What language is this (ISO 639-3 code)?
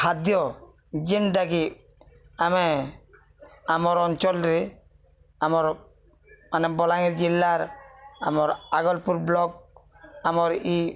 ori